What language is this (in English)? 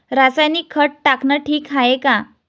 Marathi